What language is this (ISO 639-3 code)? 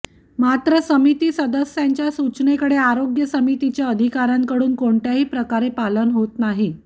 mar